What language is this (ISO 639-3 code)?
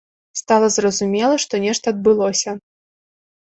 bel